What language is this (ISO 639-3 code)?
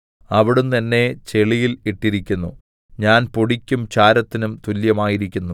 mal